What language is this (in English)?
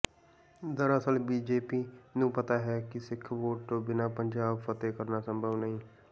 Punjabi